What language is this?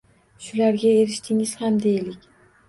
Uzbek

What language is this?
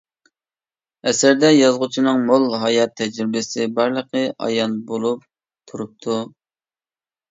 Uyghur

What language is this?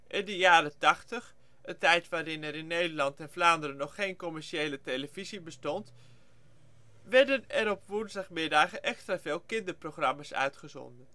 Dutch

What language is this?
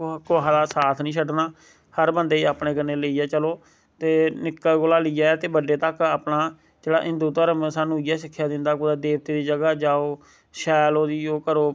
Dogri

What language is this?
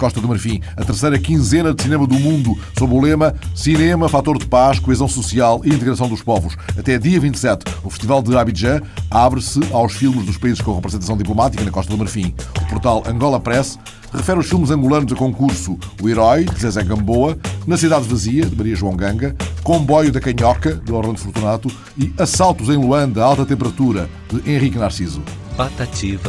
Portuguese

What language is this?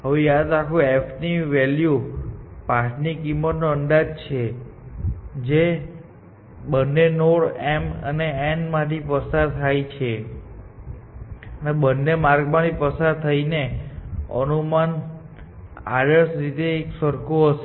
Gujarati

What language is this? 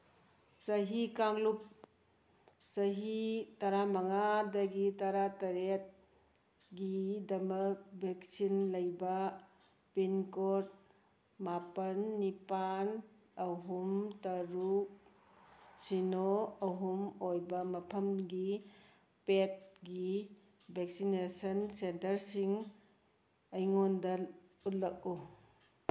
Manipuri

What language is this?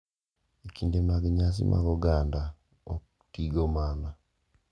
Luo (Kenya and Tanzania)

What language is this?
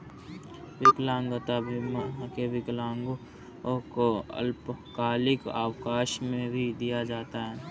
Hindi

